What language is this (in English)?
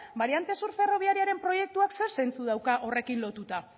Basque